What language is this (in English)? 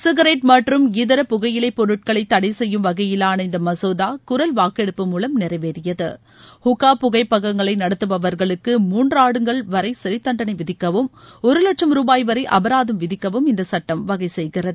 Tamil